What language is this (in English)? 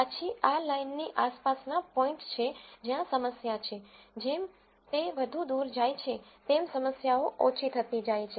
Gujarati